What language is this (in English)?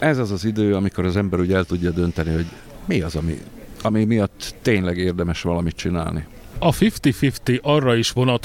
Hungarian